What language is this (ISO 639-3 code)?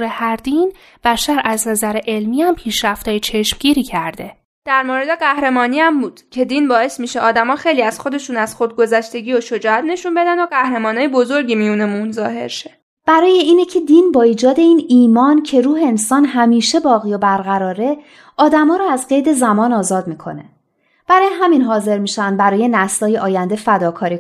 fas